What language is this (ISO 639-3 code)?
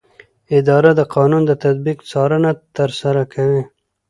pus